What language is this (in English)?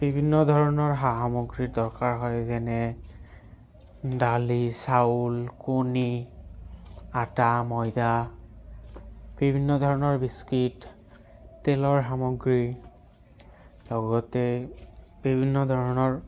Assamese